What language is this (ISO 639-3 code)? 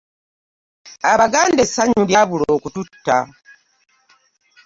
lug